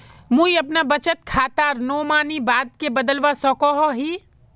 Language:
Magahi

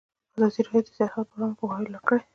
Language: Pashto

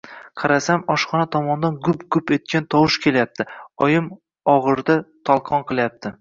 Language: Uzbek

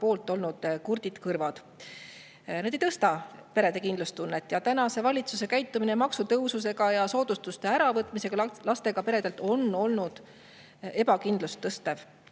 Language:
Estonian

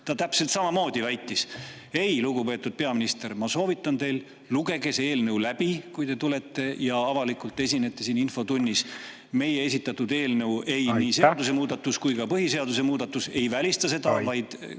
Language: Estonian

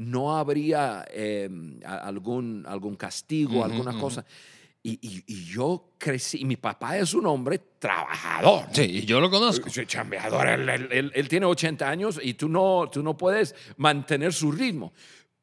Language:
Spanish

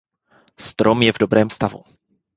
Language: Czech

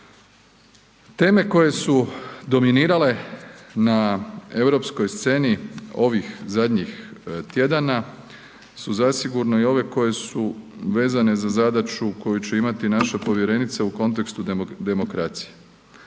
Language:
Croatian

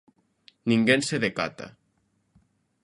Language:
Galician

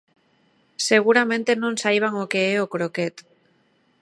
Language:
Galician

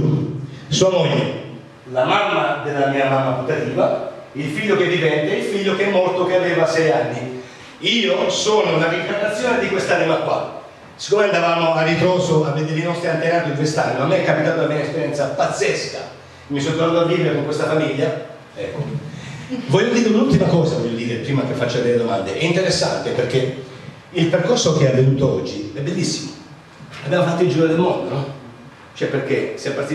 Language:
Italian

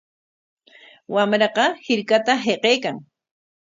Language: Corongo Ancash Quechua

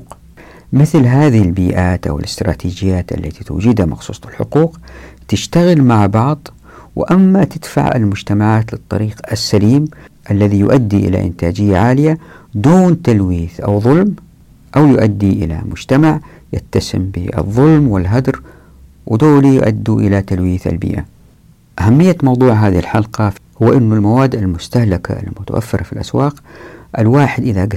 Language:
Arabic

